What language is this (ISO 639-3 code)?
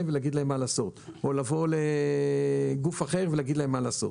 heb